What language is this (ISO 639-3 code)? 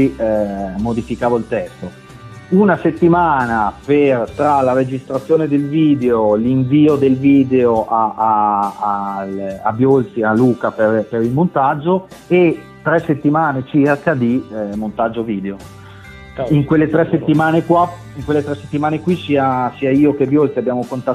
ita